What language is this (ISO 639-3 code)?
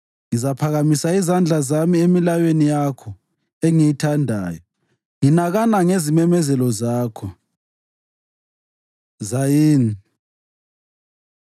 nde